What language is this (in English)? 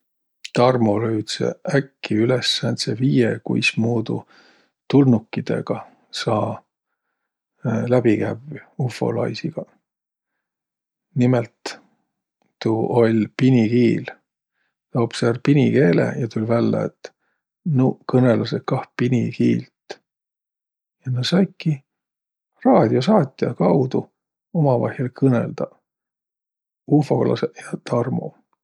Võro